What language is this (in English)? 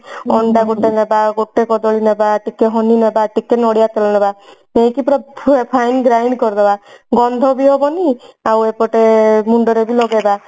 Odia